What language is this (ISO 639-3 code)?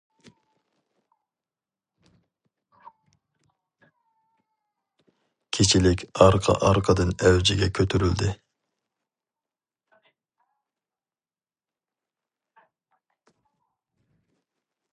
uig